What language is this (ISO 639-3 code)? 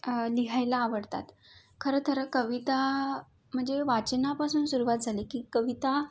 mar